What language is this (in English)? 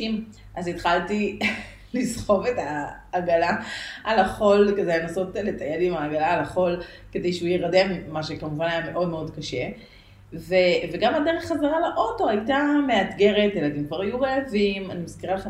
Hebrew